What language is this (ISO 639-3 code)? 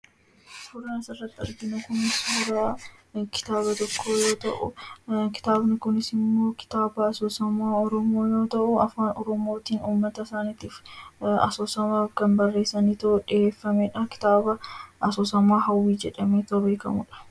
orm